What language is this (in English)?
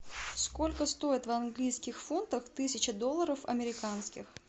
Russian